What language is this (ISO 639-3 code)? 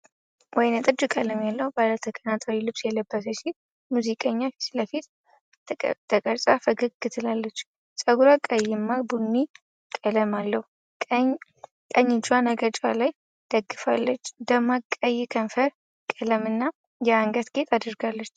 amh